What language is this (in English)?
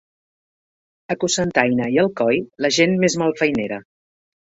Catalan